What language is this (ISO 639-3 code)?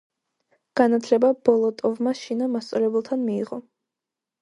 kat